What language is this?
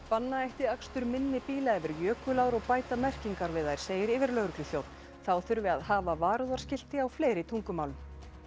Icelandic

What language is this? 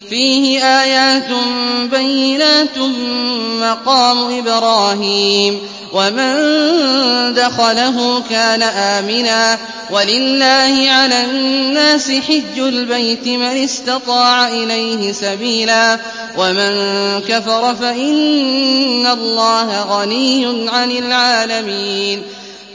Arabic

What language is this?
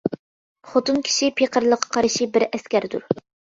Uyghur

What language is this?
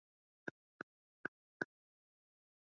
Swahili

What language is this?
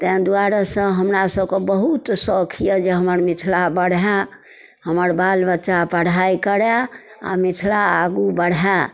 Maithili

